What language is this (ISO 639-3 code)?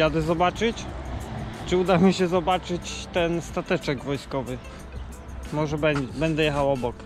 pol